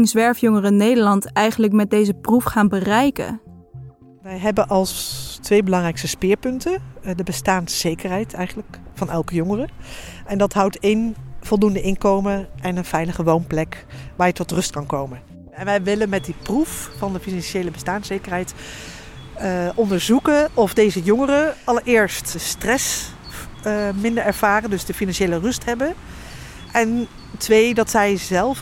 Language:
Dutch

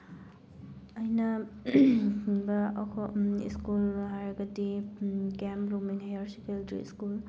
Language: Manipuri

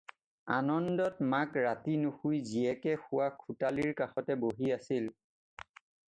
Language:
Assamese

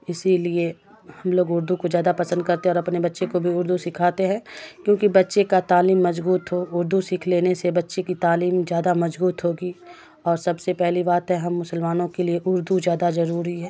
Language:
Urdu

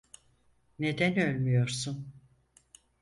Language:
Turkish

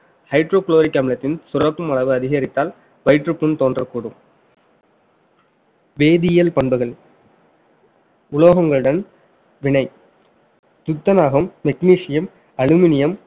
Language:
Tamil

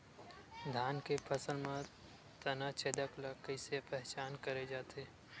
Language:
Chhattisgarhi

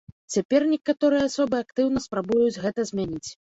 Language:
Belarusian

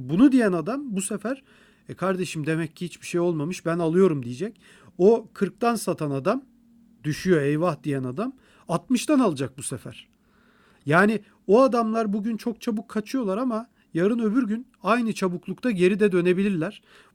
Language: Turkish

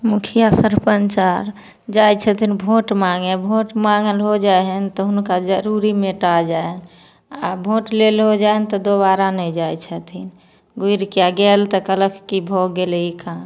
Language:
Maithili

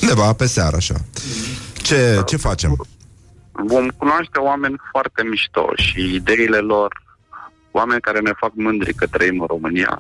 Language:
Romanian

